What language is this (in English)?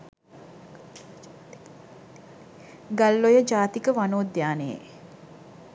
Sinhala